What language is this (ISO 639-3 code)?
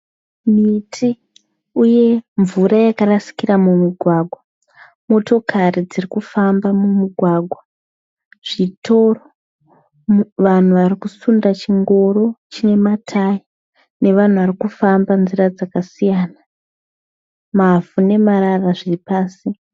sna